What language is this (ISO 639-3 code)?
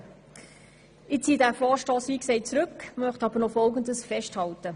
gsw